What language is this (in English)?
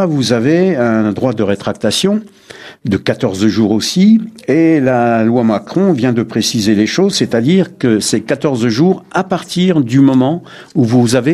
French